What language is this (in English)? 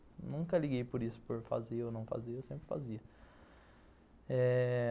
Portuguese